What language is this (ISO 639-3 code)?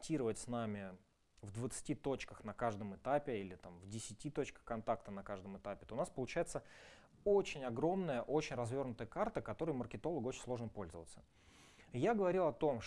rus